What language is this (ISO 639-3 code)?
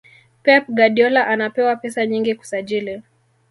swa